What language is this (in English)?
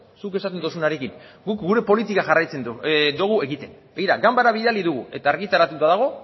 Basque